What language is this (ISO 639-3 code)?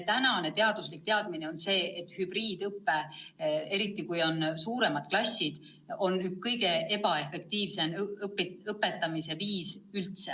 est